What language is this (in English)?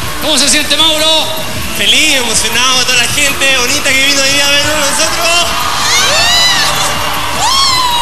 Spanish